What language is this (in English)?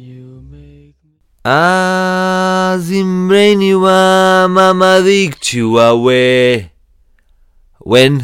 Portuguese